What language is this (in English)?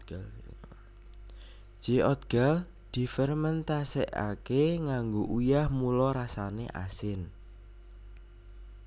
Javanese